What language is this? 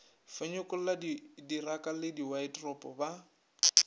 Northern Sotho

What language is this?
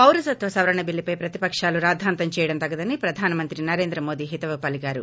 Telugu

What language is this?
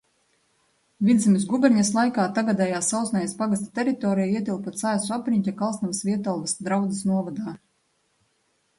Latvian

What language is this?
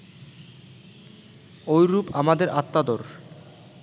Bangla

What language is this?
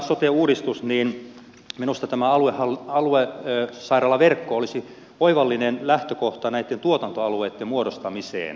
Finnish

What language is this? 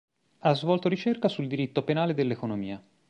Italian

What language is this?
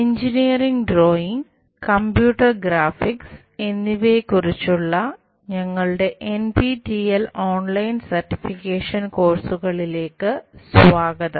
Malayalam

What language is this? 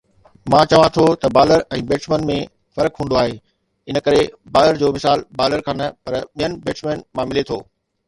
Sindhi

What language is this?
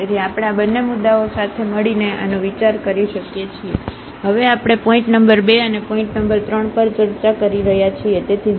Gujarati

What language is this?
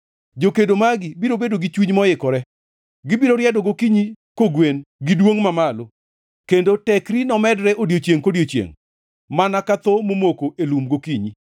Luo (Kenya and Tanzania)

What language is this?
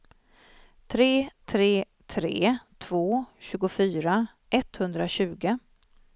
Swedish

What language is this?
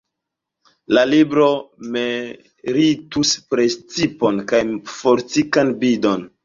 Esperanto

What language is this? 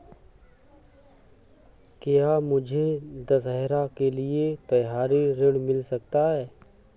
Hindi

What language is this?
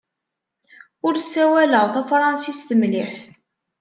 Kabyle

